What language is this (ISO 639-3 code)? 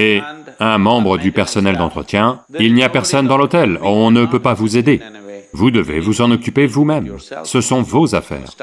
fra